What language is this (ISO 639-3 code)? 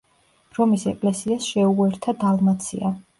kat